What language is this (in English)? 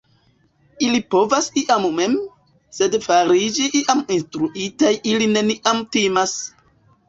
Esperanto